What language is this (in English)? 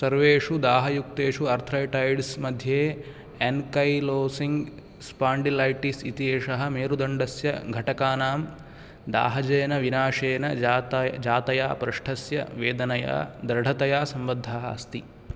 Sanskrit